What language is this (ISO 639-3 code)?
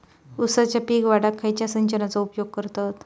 mar